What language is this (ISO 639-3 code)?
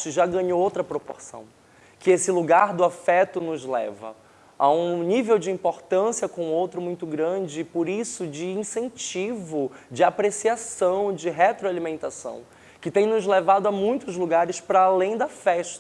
por